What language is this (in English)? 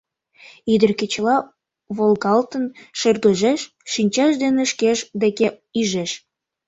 Mari